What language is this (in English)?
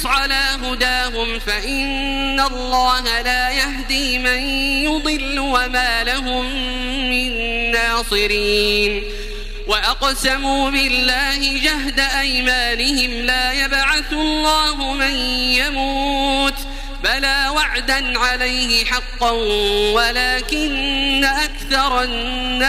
Arabic